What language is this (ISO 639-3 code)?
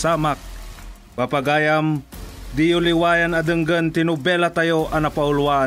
fil